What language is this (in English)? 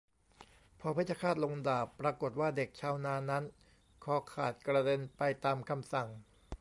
Thai